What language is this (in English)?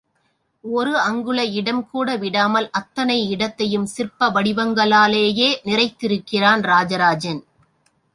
Tamil